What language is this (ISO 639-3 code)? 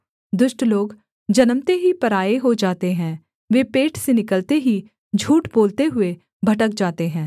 hin